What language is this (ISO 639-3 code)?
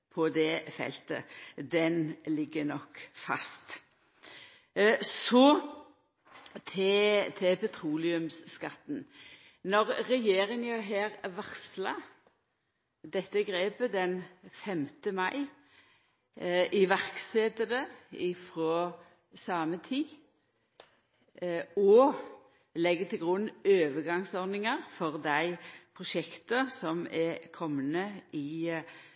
nno